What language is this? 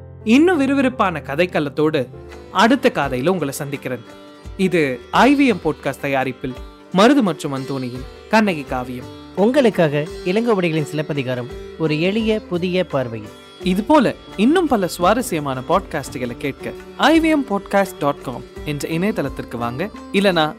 Tamil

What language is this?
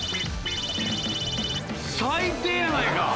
Japanese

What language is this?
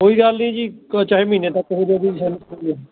Punjabi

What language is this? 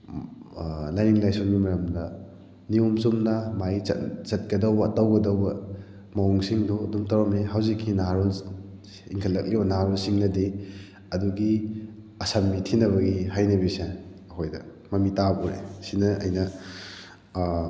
Manipuri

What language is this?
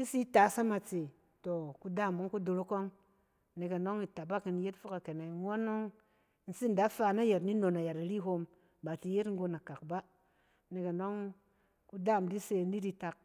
Cen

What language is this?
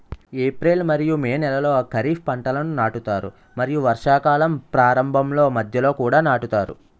Telugu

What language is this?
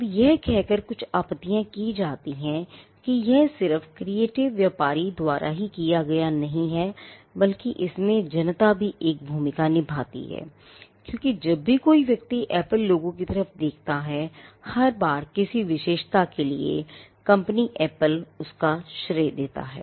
Hindi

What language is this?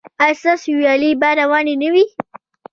Pashto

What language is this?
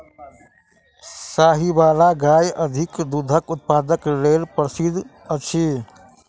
Maithili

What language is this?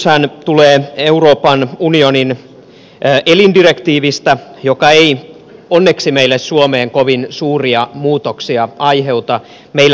Finnish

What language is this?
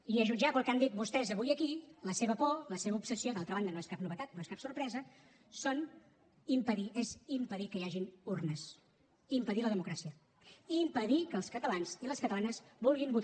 Catalan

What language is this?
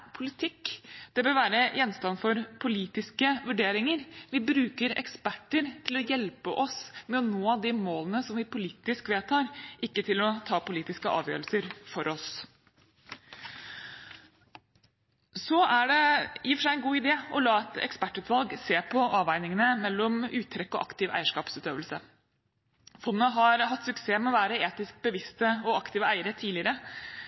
Norwegian Bokmål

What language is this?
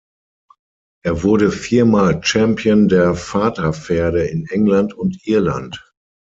German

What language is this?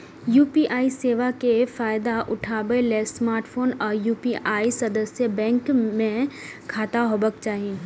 Maithili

